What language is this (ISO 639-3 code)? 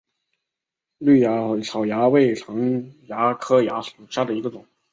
zho